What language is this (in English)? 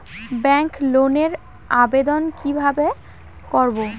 Bangla